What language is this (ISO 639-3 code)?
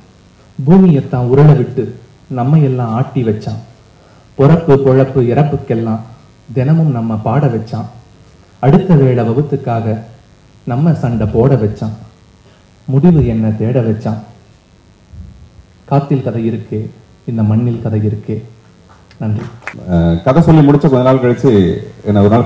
ara